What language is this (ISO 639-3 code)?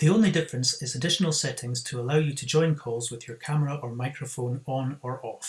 eng